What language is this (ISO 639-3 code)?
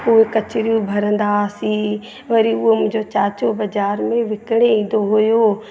snd